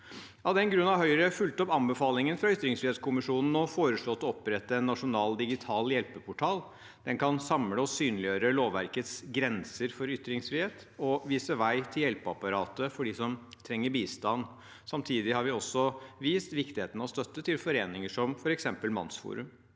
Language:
Norwegian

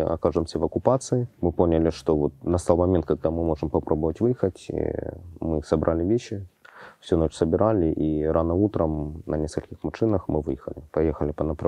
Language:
Russian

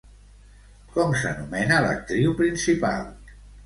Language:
Catalan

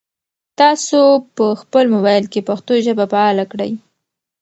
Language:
Pashto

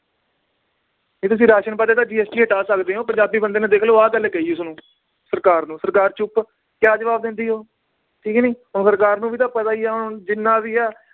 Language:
Punjabi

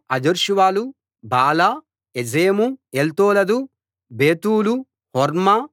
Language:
Telugu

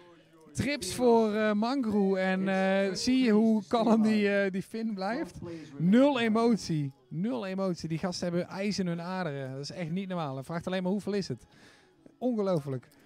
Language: Dutch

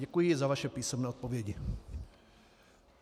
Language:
Czech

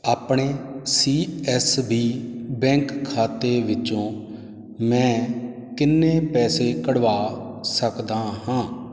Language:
Punjabi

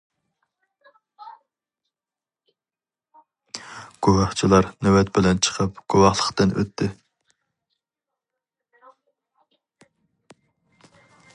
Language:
Uyghur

